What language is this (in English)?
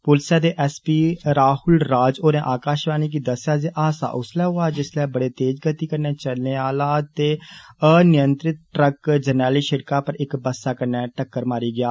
Dogri